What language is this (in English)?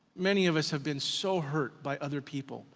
English